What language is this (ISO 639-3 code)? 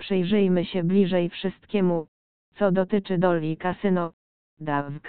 pol